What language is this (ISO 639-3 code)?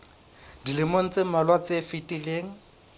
sot